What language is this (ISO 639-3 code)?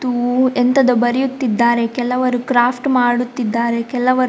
kan